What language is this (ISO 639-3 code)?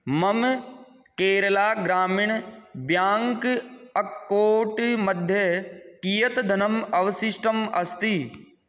san